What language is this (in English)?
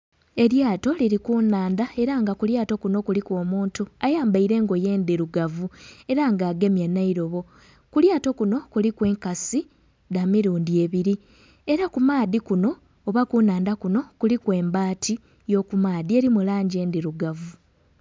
Soga